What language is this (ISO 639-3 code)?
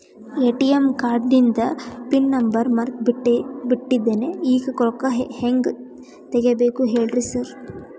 kan